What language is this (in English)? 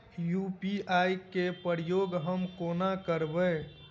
Maithili